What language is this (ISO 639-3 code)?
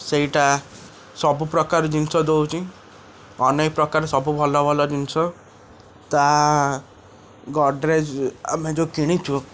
ori